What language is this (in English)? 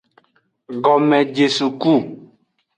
Aja (Benin)